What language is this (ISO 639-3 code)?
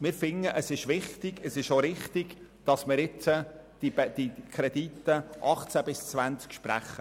gsw